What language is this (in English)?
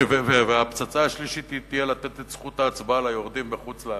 Hebrew